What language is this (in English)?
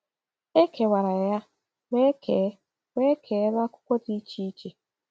Igbo